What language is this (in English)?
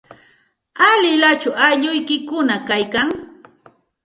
Santa Ana de Tusi Pasco Quechua